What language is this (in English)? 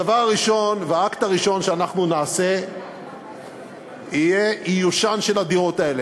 Hebrew